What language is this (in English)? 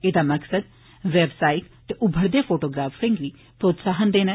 Dogri